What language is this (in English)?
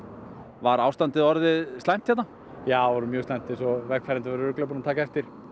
Icelandic